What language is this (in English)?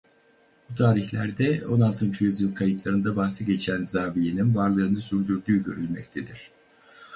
Turkish